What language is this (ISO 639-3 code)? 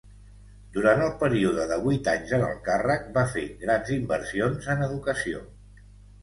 cat